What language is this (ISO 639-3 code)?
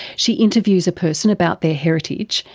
eng